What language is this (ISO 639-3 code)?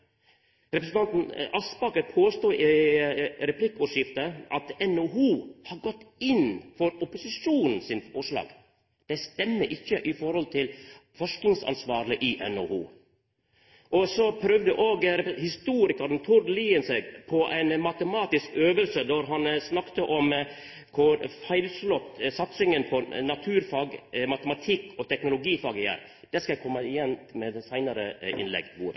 nno